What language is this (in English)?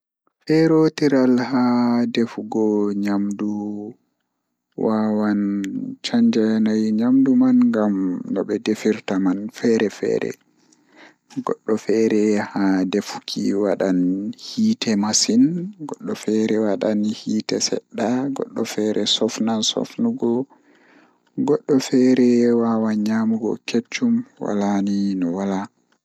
Fula